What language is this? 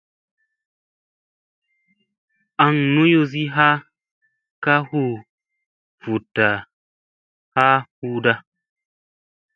Musey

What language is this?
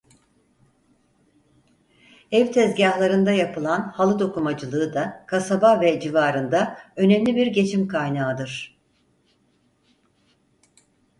Turkish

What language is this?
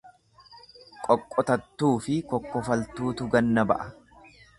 Oromo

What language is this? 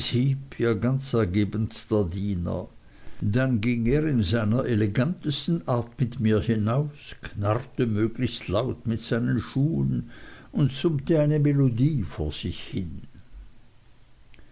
German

